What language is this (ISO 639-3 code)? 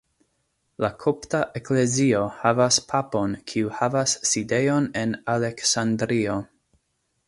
epo